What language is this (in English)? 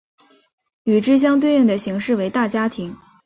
Chinese